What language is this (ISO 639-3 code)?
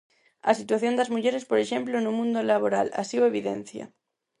glg